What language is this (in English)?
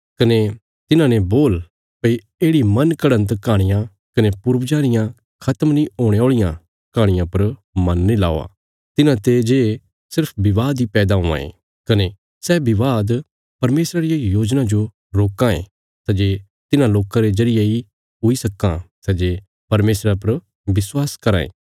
Bilaspuri